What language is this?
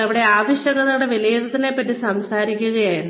Malayalam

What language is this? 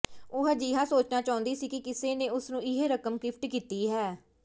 Punjabi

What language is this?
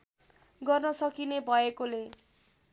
Nepali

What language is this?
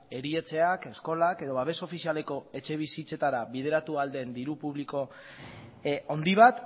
Basque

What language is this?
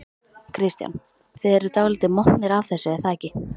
Icelandic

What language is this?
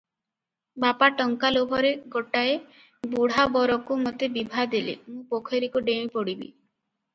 Odia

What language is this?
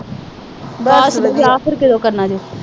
Punjabi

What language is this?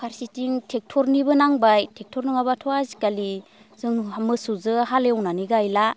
Bodo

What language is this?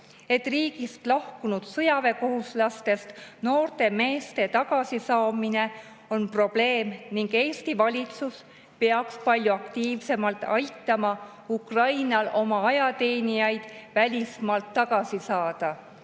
Estonian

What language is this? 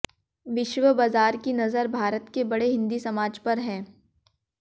Hindi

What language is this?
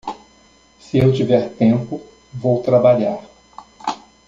Portuguese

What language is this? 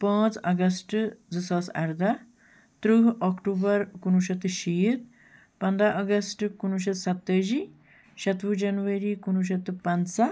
Kashmiri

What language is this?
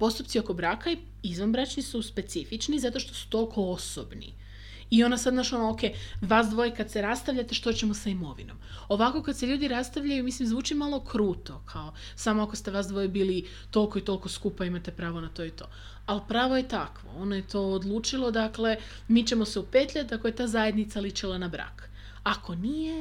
Croatian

